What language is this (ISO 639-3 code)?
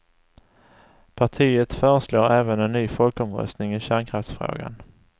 swe